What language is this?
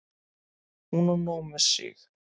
Icelandic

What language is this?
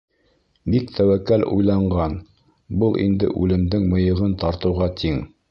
Bashkir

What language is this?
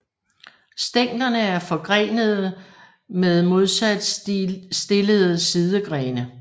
Danish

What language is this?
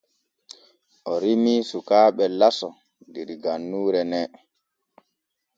Borgu Fulfulde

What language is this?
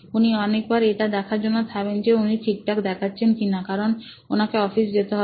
Bangla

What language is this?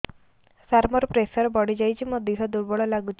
Odia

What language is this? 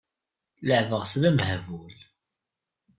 Kabyle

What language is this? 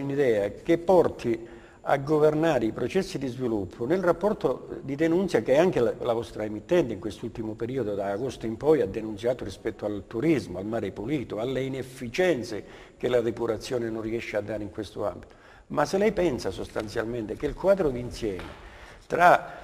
Italian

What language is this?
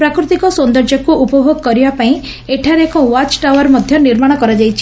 Odia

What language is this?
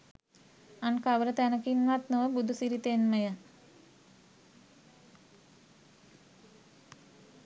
Sinhala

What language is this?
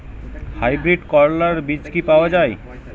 Bangla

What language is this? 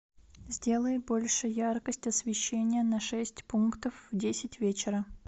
Russian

